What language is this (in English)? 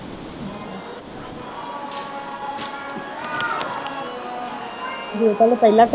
Punjabi